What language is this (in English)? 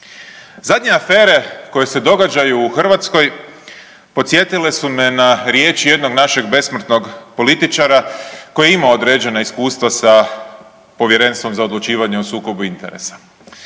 Croatian